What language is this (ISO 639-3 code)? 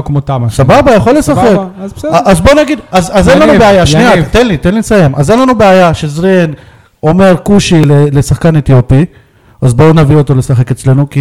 heb